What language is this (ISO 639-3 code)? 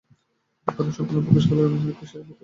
ben